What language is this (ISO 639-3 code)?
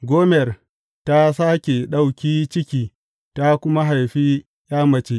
hau